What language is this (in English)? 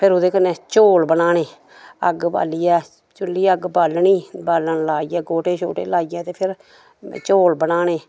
Dogri